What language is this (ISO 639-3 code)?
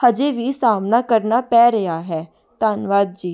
pan